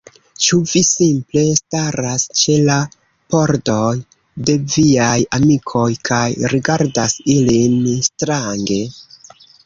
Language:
Esperanto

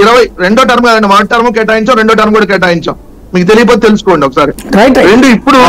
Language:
Telugu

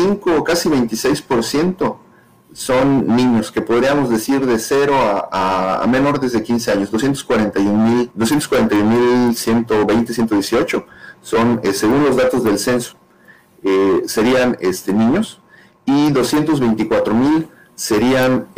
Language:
Spanish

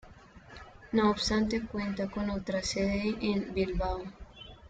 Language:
Spanish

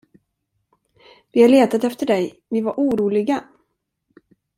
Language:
Swedish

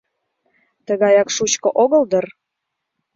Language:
Mari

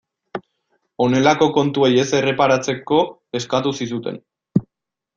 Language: Basque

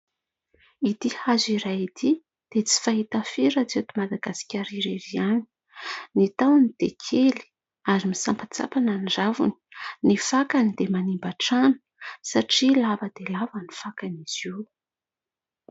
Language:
Malagasy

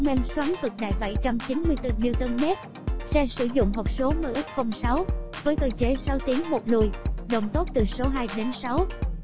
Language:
Vietnamese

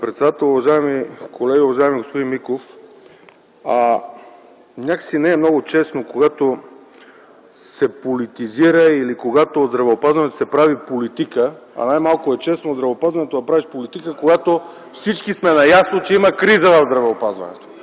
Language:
Bulgarian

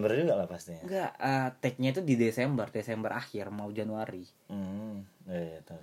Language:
Indonesian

